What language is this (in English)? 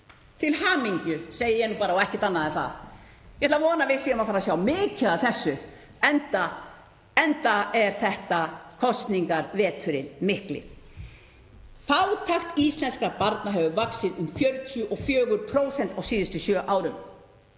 Icelandic